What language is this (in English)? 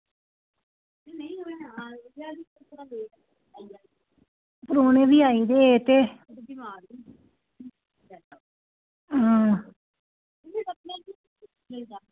Dogri